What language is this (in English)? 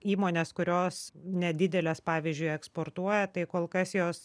Lithuanian